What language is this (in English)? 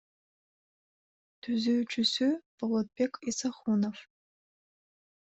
Kyrgyz